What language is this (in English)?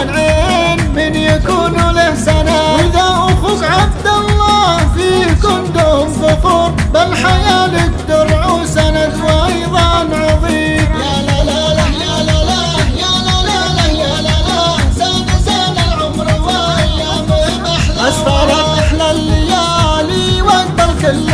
Arabic